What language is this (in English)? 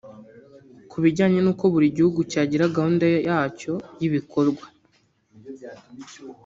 Kinyarwanda